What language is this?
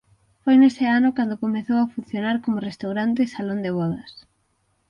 Galician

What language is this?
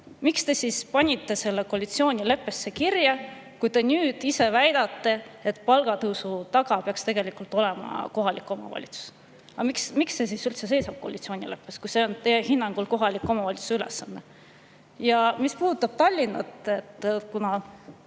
Estonian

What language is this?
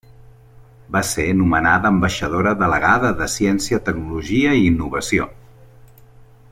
Catalan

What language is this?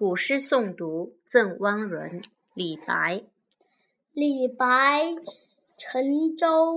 Chinese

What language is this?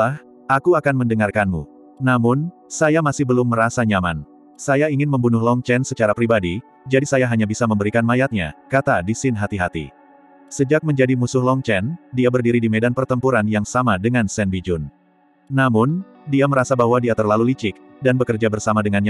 Indonesian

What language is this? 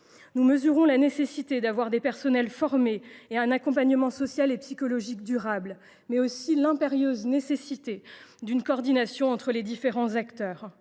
French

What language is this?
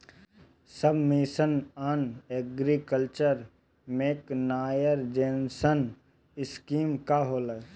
Bhojpuri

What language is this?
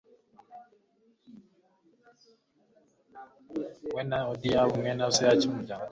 Kinyarwanda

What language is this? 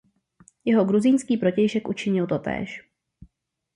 Czech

